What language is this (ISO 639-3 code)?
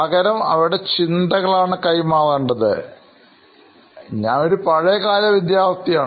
mal